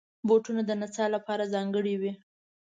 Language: Pashto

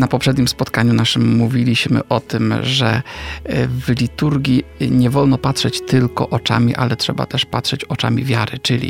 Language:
Polish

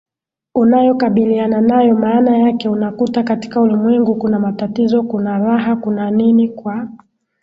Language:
Swahili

